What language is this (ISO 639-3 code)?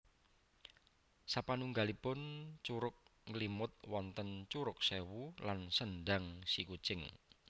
jav